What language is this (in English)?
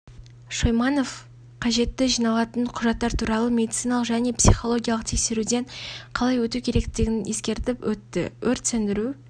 Kazakh